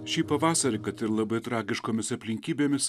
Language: Lithuanian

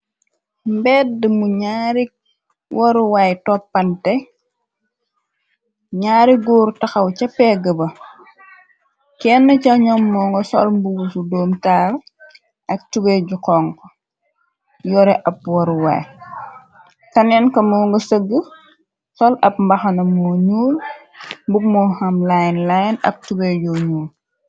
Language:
Wolof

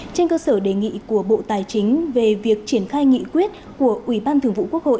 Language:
Vietnamese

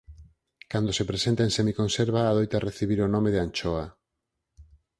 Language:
Galician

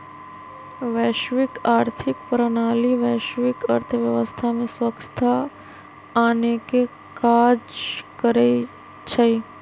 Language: Magahi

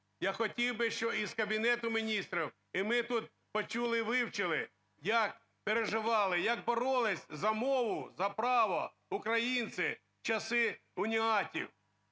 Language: Ukrainian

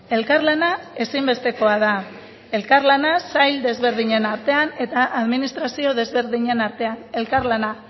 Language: Basque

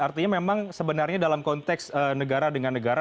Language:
Indonesian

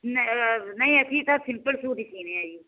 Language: Punjabi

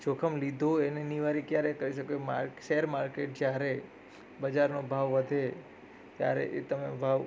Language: Gujarati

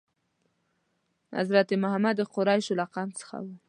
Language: Pashto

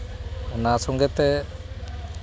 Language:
Santali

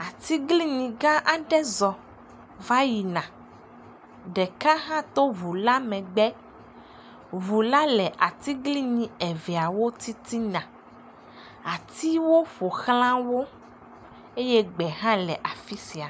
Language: Ewe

